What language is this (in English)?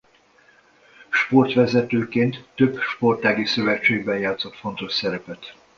Hungarian